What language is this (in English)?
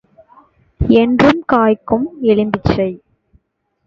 Tamil